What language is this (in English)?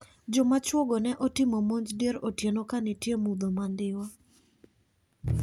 Luo (Kenya and Tanzania)